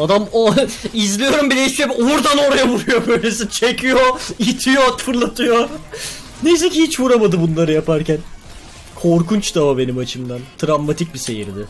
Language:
Turkish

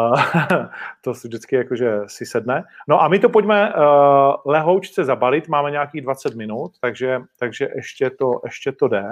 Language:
Czech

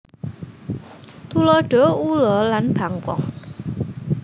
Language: Javanese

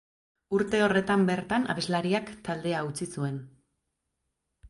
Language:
Basque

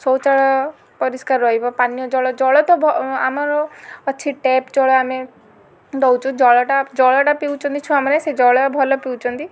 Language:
Odia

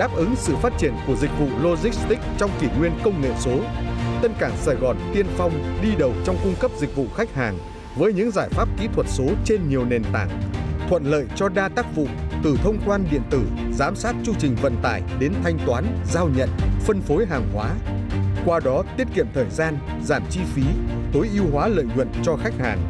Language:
Vietnamese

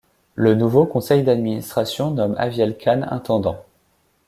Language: French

